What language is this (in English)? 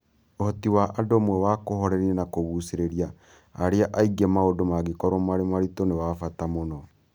Kikuyu